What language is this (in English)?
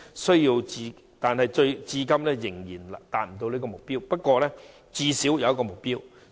Cantonese